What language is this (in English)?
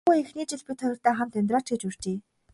Mongolian